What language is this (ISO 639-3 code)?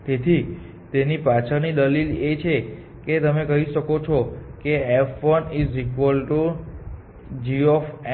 guj